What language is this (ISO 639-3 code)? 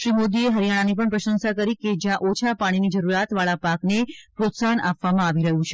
guj